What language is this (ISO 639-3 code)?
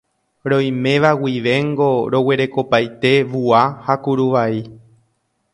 grn